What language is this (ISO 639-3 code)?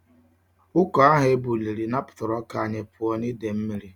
ibo